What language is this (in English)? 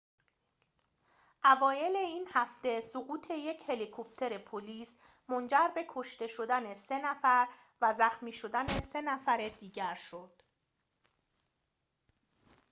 Persian